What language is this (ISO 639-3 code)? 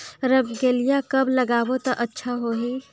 hne